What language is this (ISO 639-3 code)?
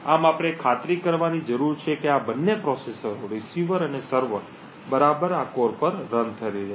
guj